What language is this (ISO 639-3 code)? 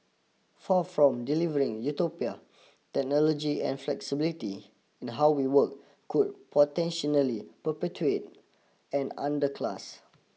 eng